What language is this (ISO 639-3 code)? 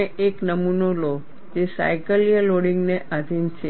guj